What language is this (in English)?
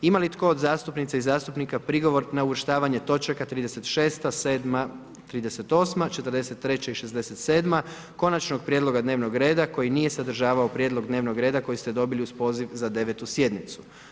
Croatian